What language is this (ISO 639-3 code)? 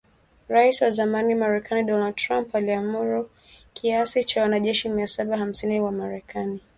swa